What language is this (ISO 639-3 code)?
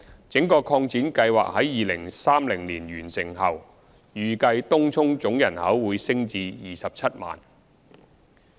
yue